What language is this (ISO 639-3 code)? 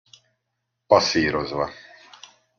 hun